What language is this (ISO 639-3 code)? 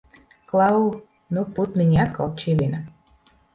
lav